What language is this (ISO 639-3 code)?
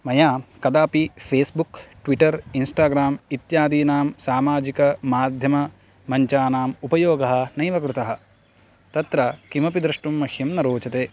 san